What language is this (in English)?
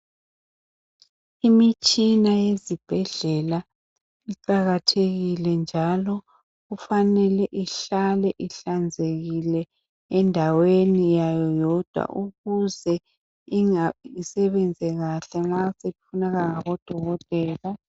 North Ndebele